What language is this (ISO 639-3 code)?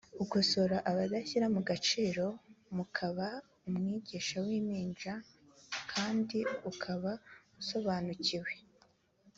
kin